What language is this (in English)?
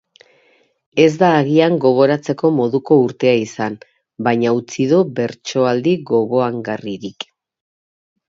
Basque